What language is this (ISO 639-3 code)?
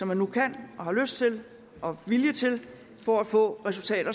dan